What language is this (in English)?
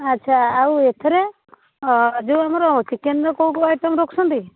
Odia